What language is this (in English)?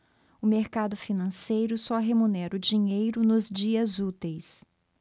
Portuguese